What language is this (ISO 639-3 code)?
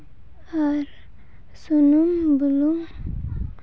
sat